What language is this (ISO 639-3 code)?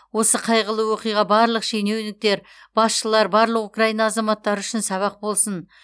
kaz